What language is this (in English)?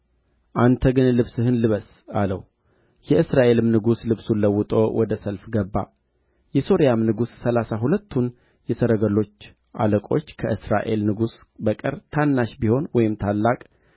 Amharic